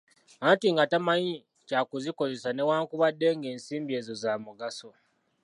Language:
Ganda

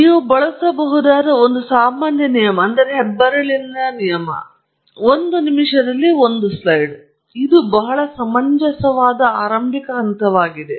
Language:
Kannada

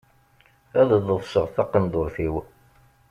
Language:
Kabyle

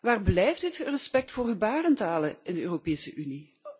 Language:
Dutch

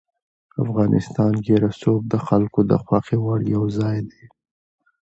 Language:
Pashto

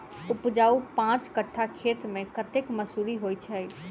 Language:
Maithili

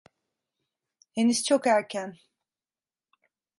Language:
Turkish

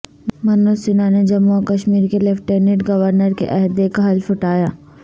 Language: Urdu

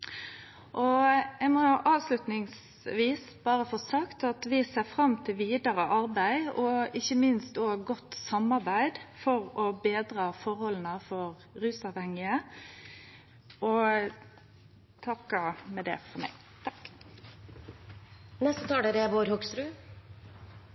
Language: Norwegian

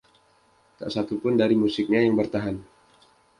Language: Indonesian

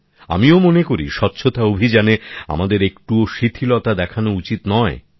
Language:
Bangla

